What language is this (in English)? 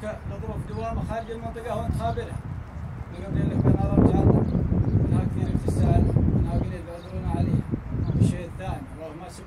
Arabic